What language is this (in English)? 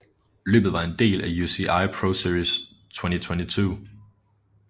Danish